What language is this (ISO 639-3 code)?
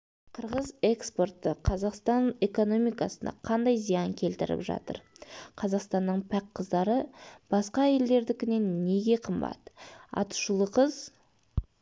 kaz